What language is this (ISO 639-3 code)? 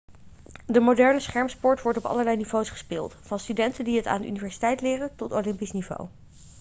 nld